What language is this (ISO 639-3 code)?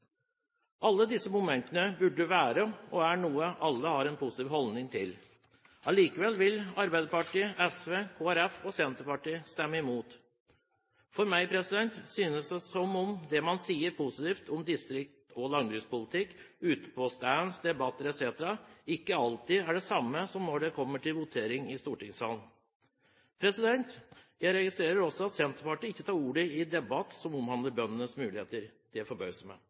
nob